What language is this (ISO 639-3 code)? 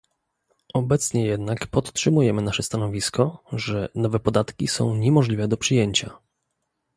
pol